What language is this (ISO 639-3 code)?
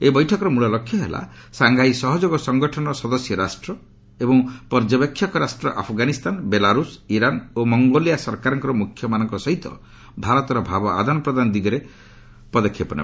ori